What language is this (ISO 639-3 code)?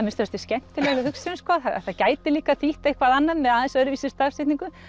isl